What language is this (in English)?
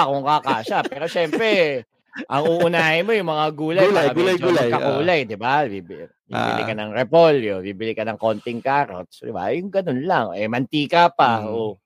Filipino